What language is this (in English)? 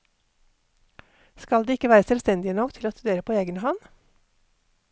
Norwegian